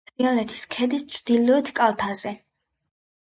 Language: Georgian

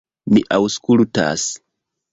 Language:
Esperanto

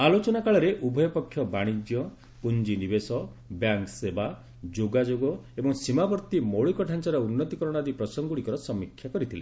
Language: Odia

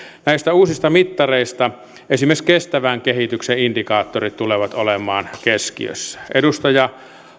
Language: Finnish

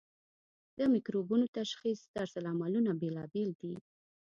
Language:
Pashto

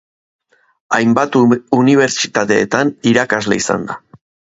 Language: Basque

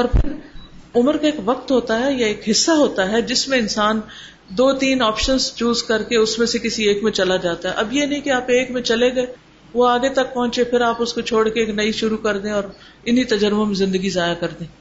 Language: Urdu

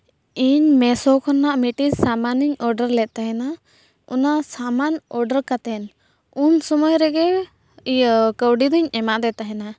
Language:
Santali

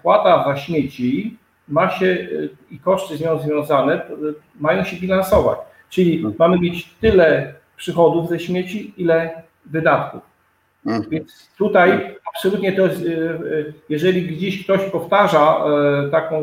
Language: Polish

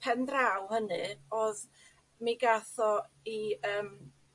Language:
Welsh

